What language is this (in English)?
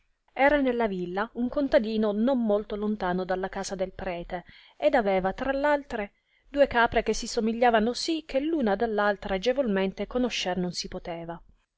Italian